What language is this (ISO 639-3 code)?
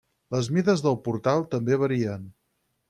cat